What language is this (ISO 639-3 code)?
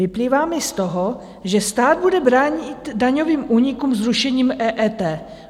ces